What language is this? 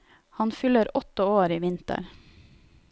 Norwegian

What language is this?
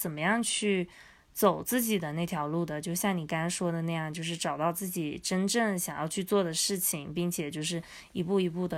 Chinese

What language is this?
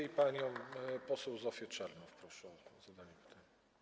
Polish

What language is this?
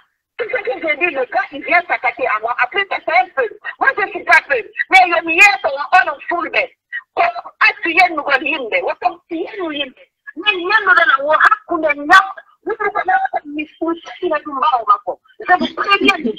French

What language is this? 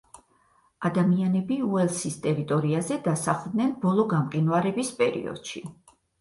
Georgian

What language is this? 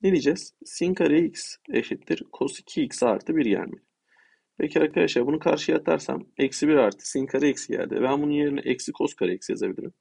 Turkish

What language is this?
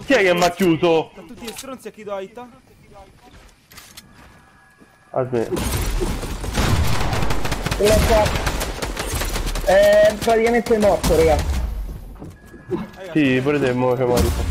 Italian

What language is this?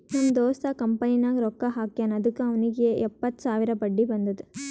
Kannada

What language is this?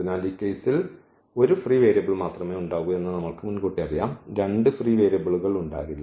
Malayalam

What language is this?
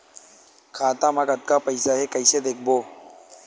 Chhattisgarhi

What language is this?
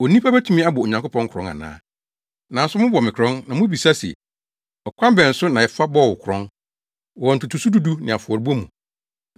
Akan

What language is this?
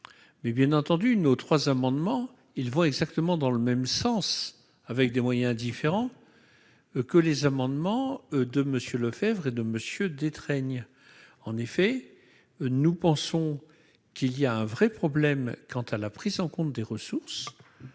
French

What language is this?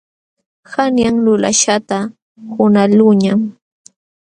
Jauja Wanca Quechua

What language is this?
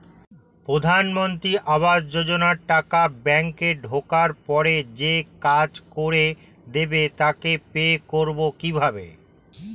Bangla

